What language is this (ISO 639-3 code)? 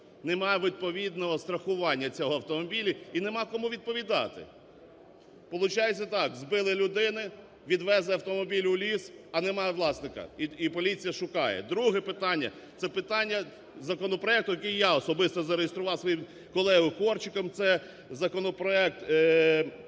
ukr